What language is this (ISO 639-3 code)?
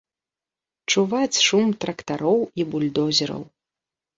bel